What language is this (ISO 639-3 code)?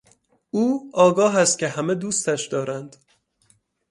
fas